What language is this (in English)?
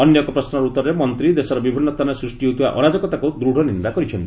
Odia